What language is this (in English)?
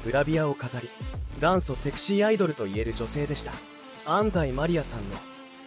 Japanese